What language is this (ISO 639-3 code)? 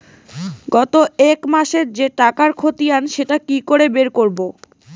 ben